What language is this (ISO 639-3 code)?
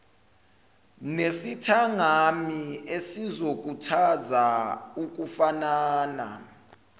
zul